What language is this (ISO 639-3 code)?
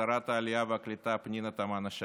heb